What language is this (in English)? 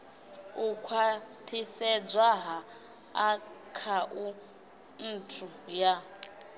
Venda